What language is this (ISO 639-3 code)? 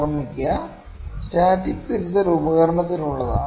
mal